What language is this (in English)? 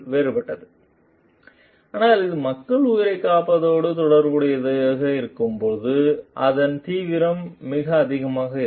Tamil